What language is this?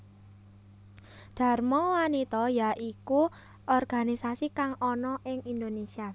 Javanese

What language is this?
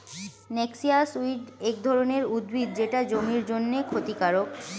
Bangla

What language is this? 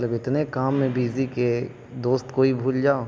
Urdu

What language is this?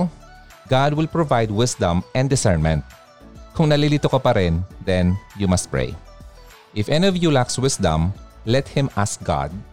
Filipino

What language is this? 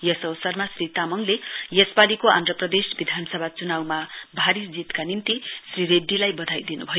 Nepali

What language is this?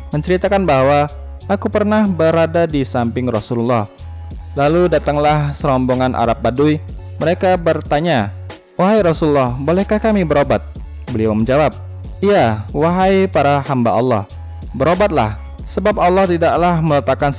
Indonesian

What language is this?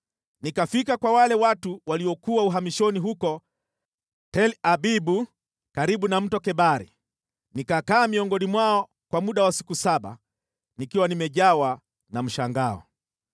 Swahili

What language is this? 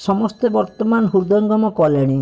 Odia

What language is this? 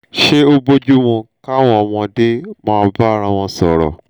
Yoruba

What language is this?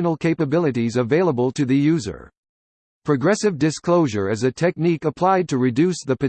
English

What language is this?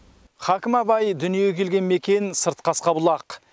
Kazakh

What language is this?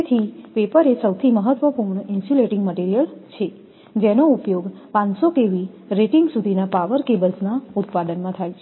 Gujarati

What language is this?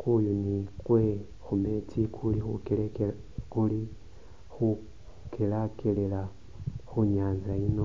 Masaaba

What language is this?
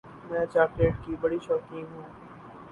Urdu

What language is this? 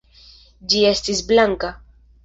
Esperanto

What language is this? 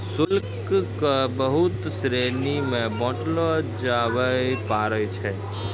Maithili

